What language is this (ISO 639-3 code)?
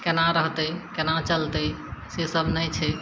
mai